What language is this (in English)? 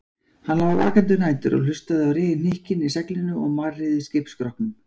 Icelandic